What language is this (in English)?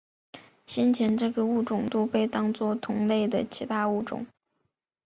Chinese